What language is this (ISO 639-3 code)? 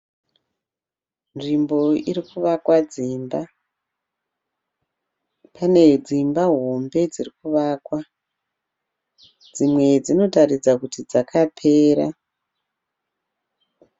sna